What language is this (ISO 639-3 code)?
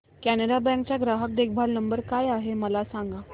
mar